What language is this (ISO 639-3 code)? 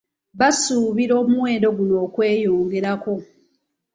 lug